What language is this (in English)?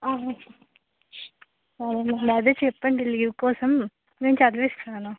Telugu